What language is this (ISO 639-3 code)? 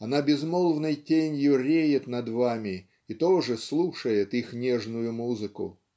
rus